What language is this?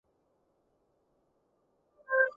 Cantonese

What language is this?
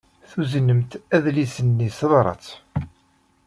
Kabyle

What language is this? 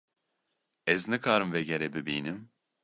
Kurdish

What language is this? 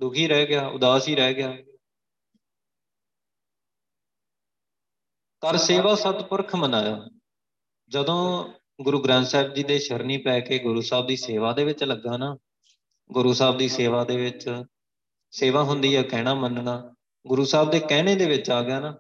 Punjabi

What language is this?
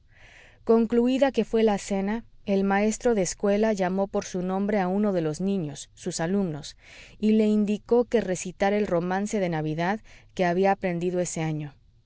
Spanish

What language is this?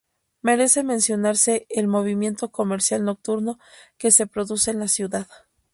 Spanish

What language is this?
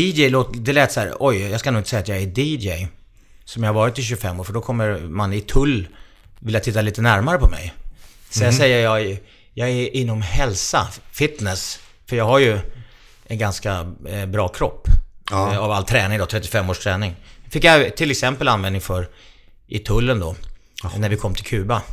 Swedish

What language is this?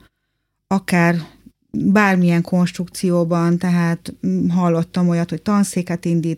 Hungarian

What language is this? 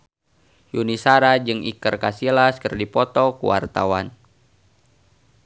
Sundanese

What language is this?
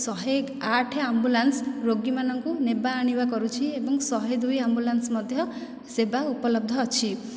Odia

